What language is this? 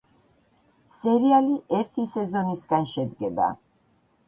Georgian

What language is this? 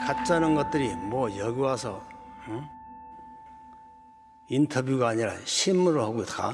Korean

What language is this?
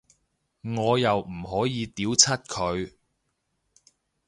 Cantonese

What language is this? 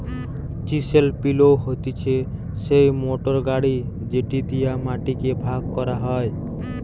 Bangla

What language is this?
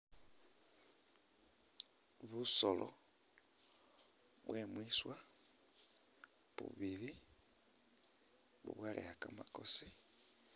Masaaba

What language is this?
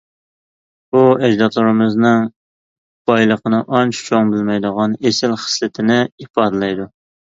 Uyghur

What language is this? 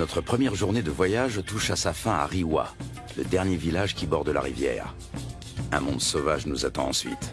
French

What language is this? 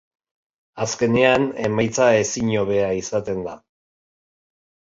Basque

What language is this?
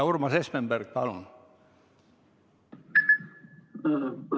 Estonian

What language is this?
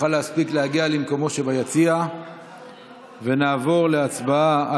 Hebrew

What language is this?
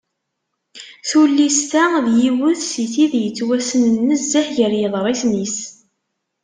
Kabyle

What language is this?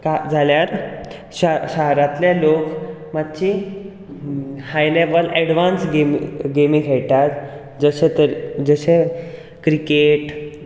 Konkani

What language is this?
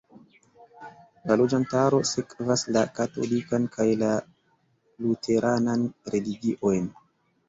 Esperanto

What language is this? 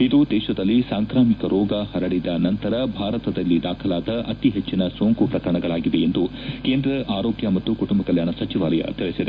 Kannada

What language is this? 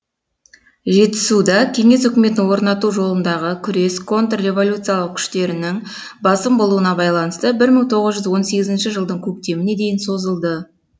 Kazakh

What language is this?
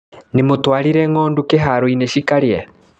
Kikuyu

